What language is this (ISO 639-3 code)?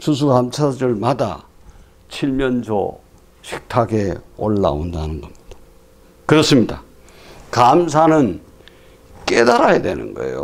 kor